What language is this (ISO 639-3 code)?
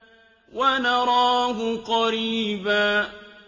ara